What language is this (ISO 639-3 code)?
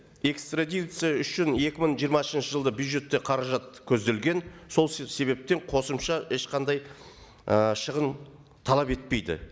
kaz